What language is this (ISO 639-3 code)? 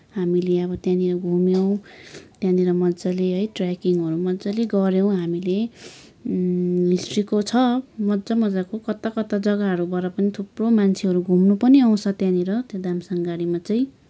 nep